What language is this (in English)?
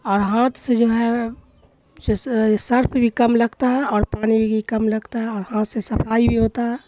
Urdu